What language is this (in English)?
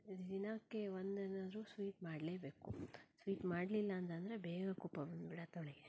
Kannada